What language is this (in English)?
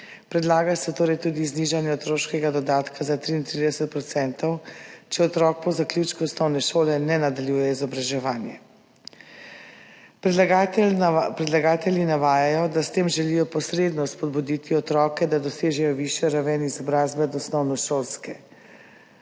Slovenian